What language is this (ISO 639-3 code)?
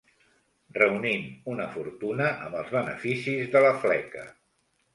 cat